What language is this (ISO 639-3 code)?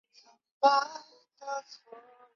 zho